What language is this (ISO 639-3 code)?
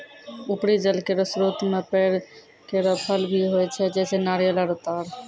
mai